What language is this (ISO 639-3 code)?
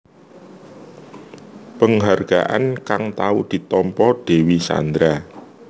jav